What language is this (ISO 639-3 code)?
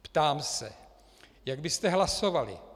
ces